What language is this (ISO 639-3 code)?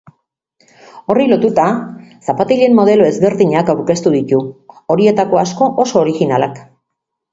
eus